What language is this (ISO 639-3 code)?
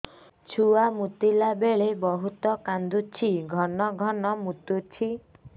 ori